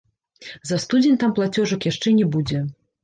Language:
Belarusian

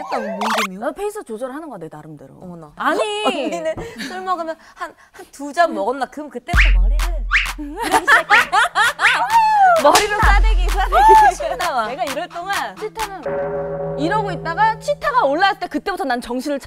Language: Korean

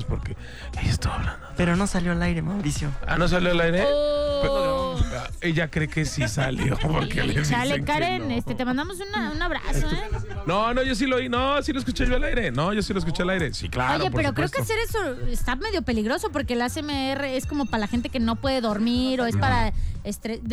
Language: Spanish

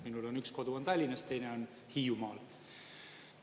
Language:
Estonian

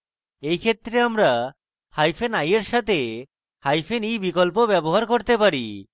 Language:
Bangla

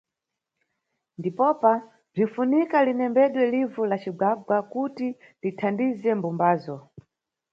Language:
Nyungwe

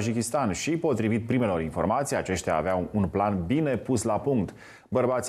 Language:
Romanian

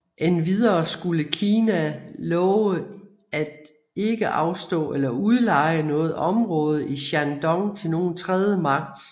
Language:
Danish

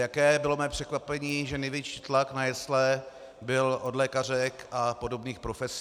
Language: Czech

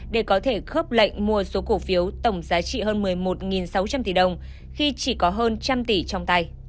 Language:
Vietnamese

